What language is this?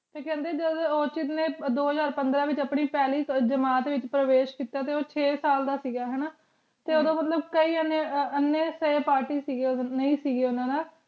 Punjabi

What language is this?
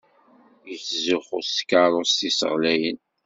Kabyle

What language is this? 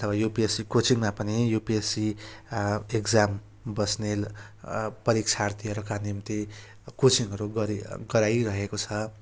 Nepali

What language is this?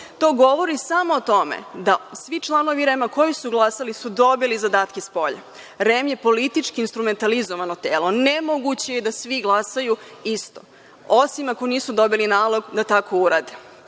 Serbian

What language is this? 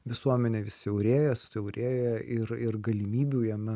Lithuanian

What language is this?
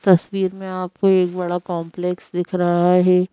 Hindi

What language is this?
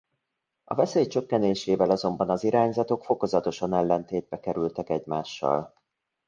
Hungarian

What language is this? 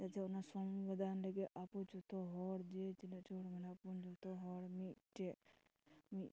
Santali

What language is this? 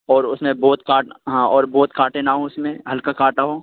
Urdu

